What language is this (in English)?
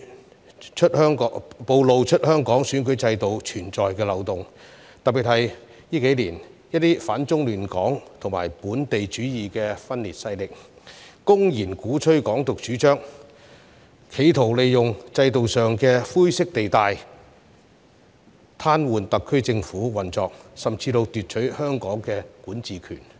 Cantonese